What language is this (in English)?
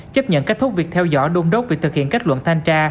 Vietnamese